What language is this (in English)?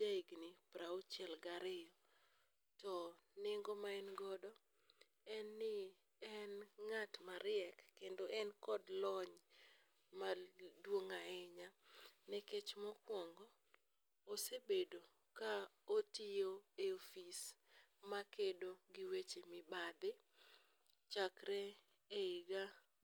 Luo (Kenya and Tanzania)